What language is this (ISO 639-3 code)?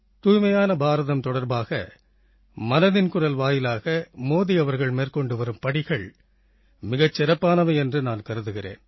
tam